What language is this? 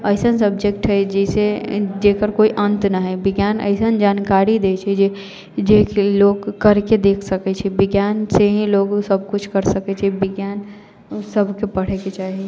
Maithili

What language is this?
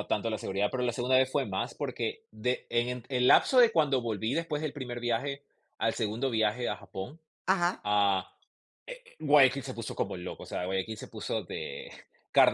Spanish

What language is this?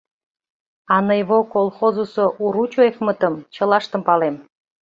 Mari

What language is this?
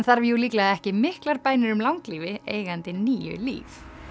Icelandic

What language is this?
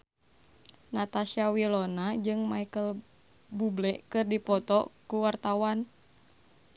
Sundanese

